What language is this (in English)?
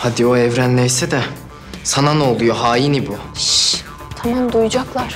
Turkish